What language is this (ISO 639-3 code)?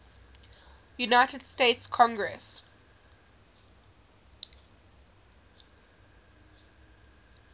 eng